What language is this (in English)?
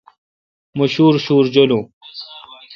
Kalkoti